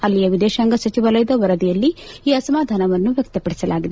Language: Kannada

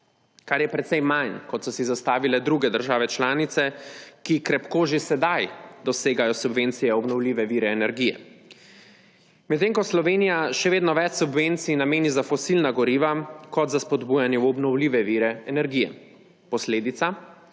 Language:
Slovenian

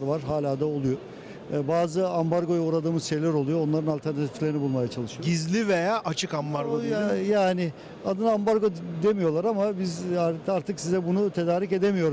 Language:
Turkish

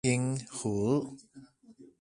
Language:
Min Nan Chinese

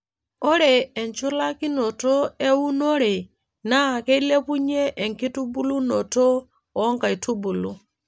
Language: Masai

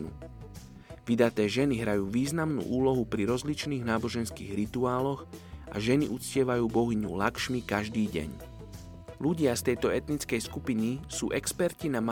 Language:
Slovak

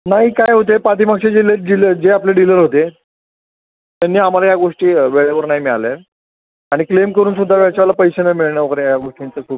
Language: Marathi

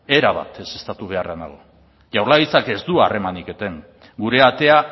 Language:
Basque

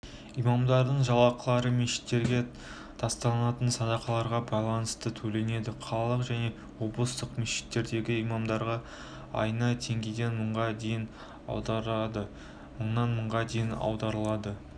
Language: Kazakh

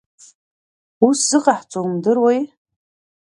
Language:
Abkhazian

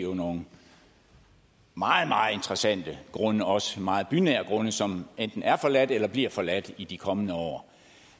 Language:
Danish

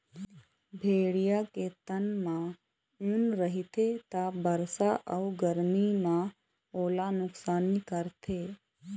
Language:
Chhattisgarhi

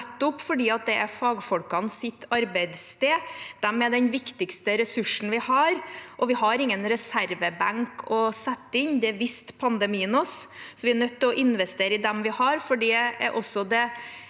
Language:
Norwegian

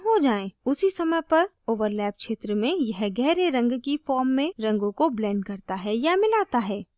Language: Hindi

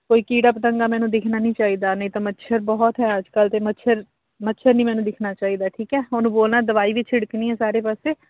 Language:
Punjabi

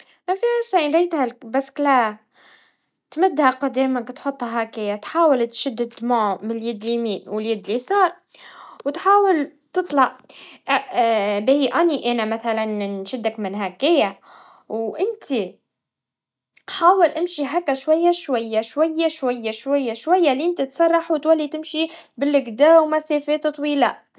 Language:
Tunisian Arabic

